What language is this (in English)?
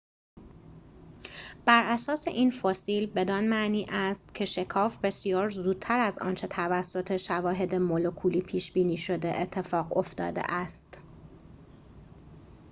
Persian